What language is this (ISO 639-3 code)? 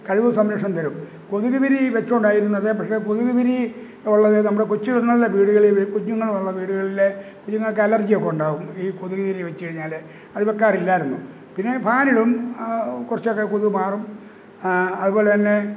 mal